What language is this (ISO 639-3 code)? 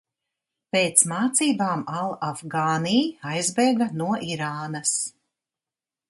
lav